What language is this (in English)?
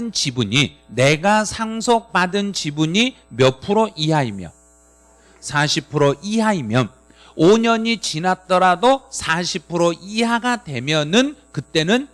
Korean